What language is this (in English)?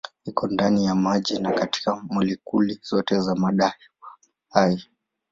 Swahili